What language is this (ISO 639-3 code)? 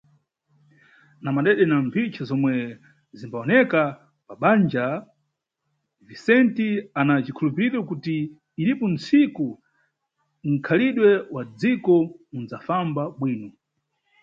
nyu